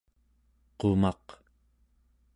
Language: Central Yupik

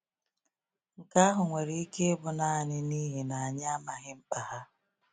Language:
Igbo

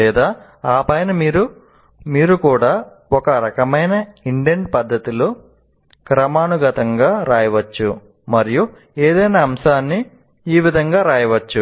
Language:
Telugu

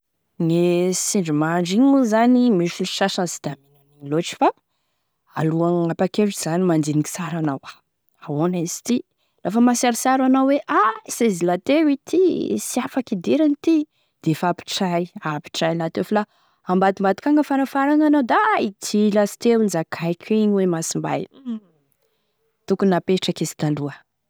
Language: Tesaka Malagasy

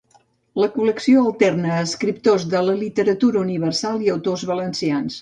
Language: Catalan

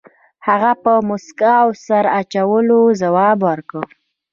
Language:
Pashto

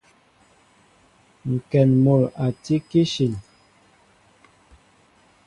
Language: Mbo (Cameroon)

